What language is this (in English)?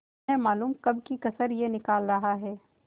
Hindi